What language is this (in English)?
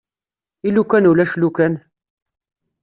Kabyle